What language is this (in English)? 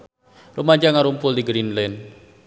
Sundanese